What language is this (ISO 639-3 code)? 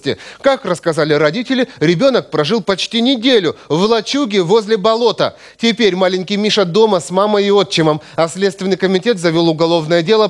rus